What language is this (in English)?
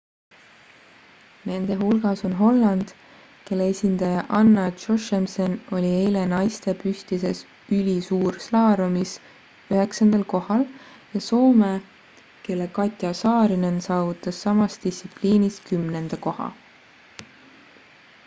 Estonian